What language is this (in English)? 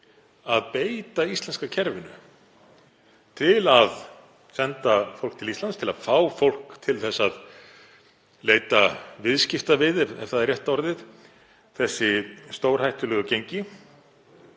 Icelandic